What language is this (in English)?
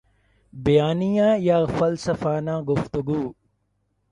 Urdu